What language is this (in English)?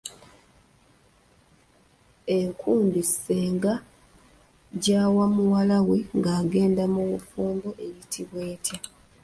Ganda